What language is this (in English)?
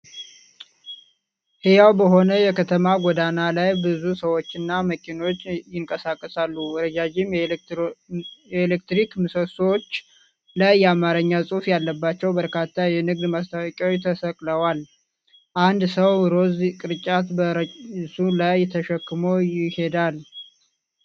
Amharic